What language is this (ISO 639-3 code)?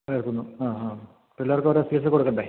mal